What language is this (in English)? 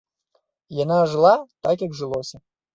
Belarusian